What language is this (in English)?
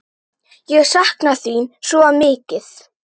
Icelandic